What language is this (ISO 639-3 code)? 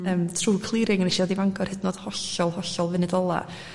cym